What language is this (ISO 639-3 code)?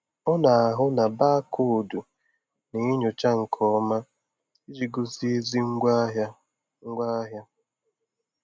ibo